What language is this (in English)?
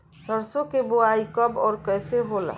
Bhojpuri